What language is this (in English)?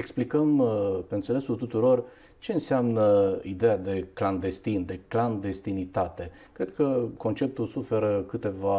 Romanian